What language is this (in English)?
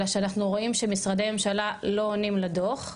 Hebrew